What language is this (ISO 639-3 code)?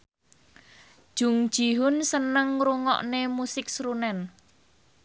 jav